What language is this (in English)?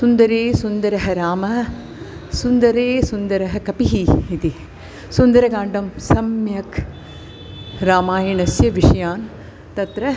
Sanskrit